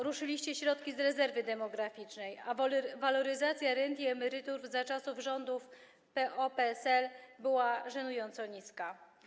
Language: Polish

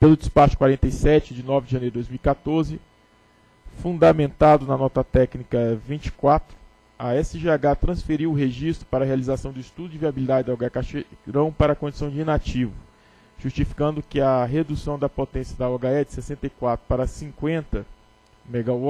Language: Portuguese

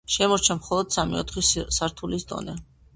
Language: Georgian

